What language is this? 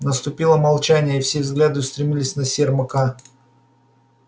Russian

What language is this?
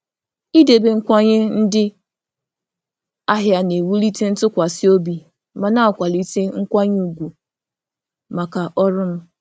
Igbo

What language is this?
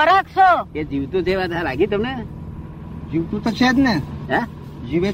Gujarati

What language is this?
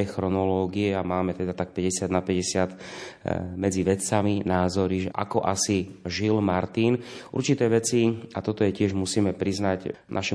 Slovak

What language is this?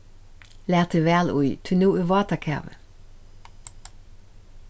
Faroese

